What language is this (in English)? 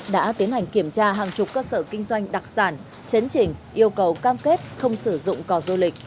Vietnamese